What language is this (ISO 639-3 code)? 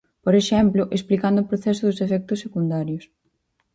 glg